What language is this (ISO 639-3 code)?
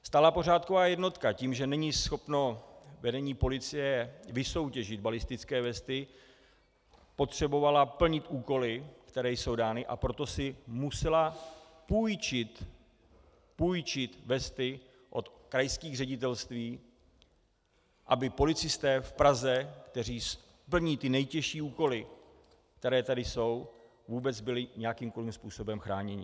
ces